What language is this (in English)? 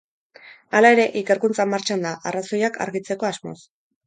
Basque